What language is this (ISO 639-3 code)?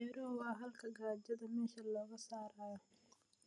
som